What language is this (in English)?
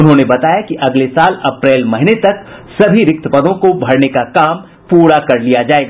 Hindi